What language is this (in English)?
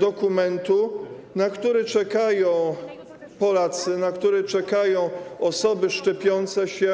Polish